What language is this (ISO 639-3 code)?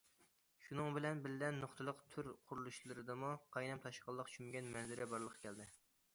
uig